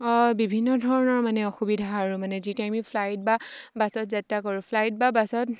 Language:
Assamese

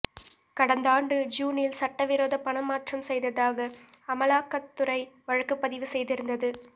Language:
Tamil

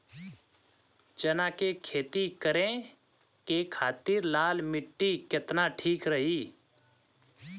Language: Bhojpuri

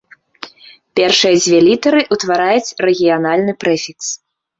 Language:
Belarusian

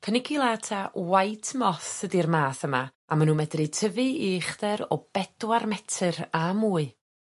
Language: Welsh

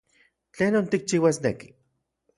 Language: Central Puebla Nahuatl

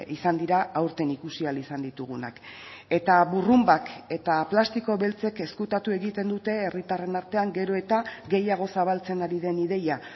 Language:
Basque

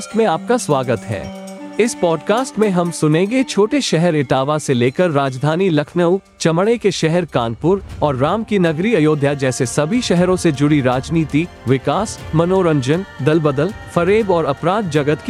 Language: Hindi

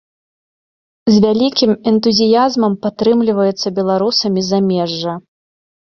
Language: Belarusian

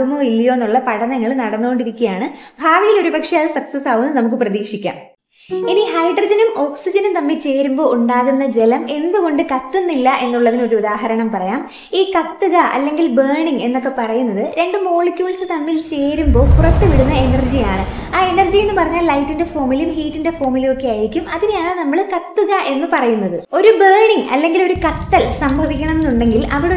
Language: Malayalam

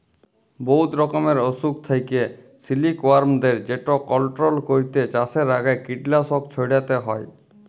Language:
Bangla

